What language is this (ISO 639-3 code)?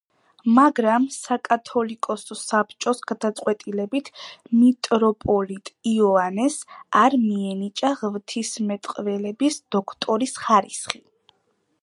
kat